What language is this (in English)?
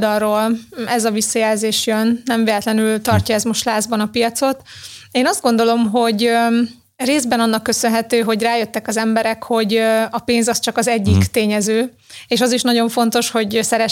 Hungarian